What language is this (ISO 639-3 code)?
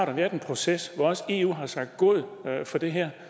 dan